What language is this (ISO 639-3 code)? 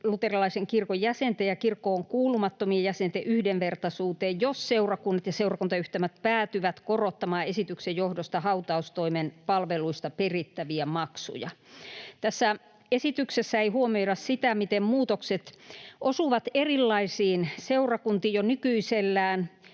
fin